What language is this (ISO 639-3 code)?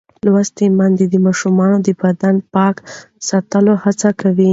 pus